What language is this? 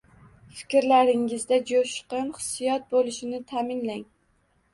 Uzbek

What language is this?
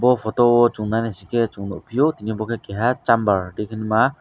Kok Borok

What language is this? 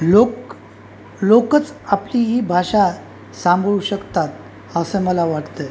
Marathi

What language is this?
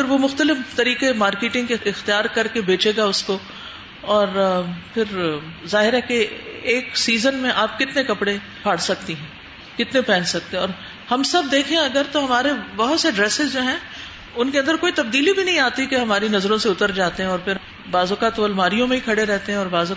Urdu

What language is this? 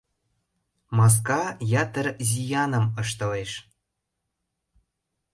Mari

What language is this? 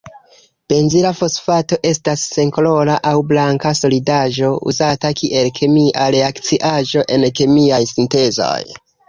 Esperanto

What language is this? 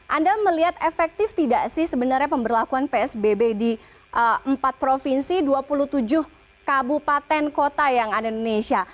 Indonesian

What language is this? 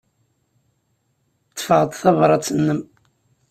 Kabyle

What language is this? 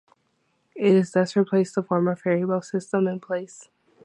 English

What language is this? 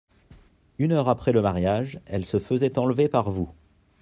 French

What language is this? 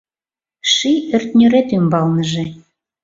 Mari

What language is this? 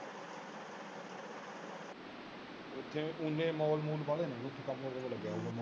Punjabi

